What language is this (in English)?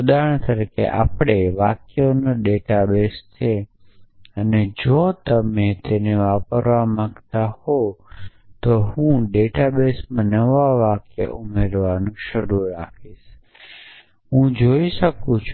Gujarati